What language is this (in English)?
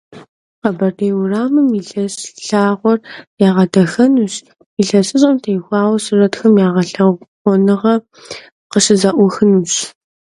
Kabardian